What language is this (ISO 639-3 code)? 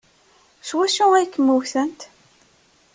kab